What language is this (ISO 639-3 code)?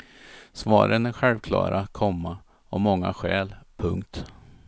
swe